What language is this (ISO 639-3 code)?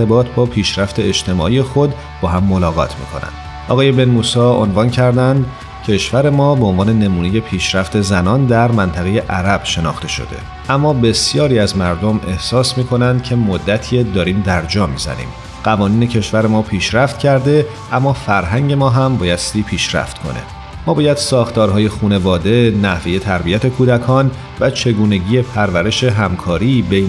fas